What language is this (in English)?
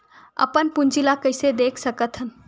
Chhattisgarhi